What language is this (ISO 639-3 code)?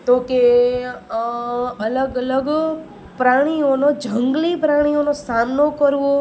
guj